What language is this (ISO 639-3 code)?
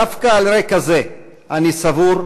heb